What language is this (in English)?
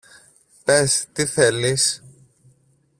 Greek